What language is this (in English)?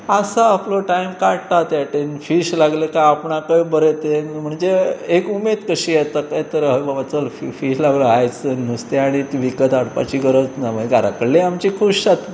Konkani